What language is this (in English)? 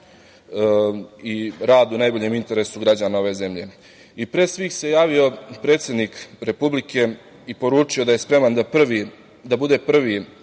Serbian